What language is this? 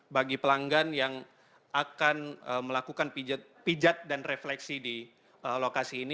Indonesian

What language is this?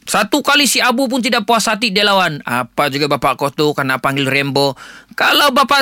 Malay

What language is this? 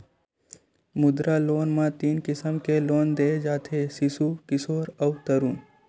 Chhattisgarhi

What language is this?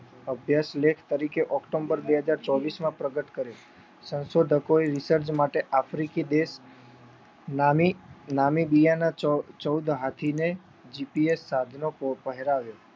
Gujarati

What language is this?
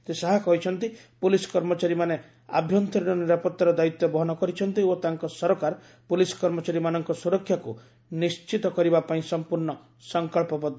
Odia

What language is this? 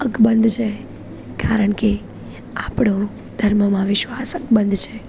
Gujarati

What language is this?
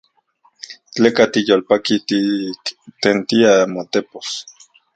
Central Puebla Nahuatl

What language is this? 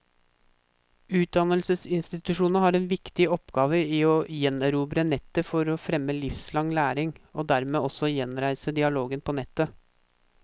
Norwegian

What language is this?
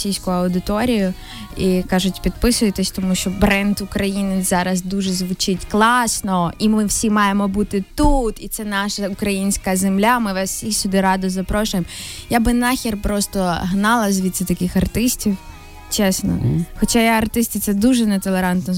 Ukrainian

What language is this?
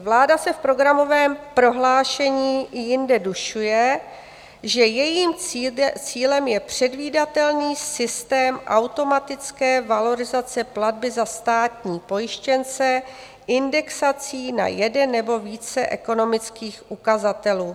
Czech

